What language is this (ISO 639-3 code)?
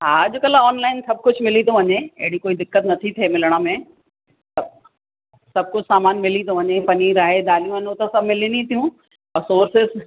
snd